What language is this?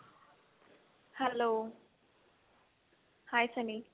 Punjabi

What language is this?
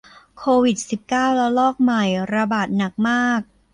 Thai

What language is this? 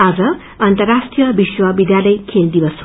Nepali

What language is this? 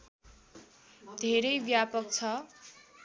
Nepali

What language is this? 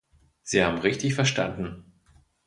German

